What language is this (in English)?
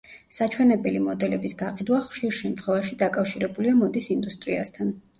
Georgian